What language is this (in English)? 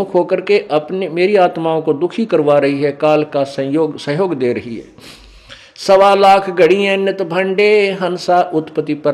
Hindi